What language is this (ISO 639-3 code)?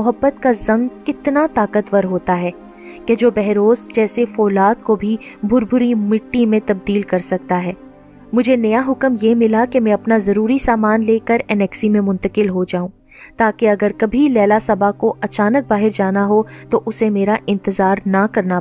urd